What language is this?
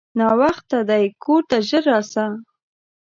Pashto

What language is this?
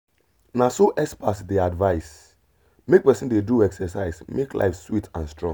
Nigerian Pidgin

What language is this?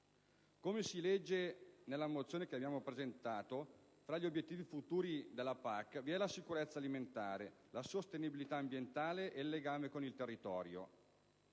Italian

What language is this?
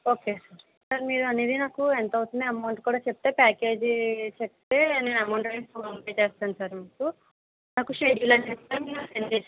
Telugu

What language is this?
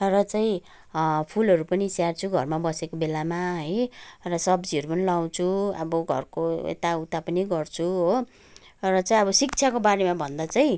Nepali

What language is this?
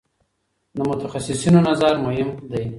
Pashto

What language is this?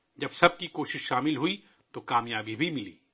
Urdu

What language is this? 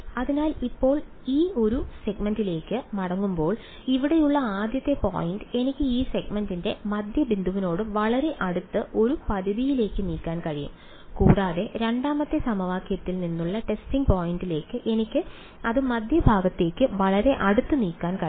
Malayalam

